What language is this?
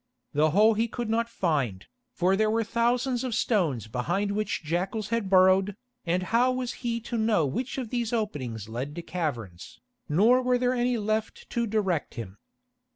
English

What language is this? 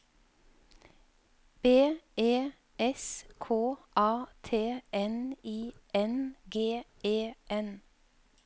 Norwegian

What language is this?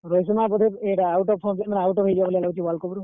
Odia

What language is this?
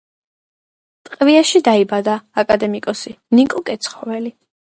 Georgian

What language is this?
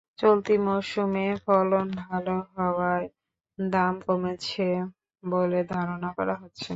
Bangla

